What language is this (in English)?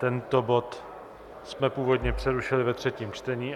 Czech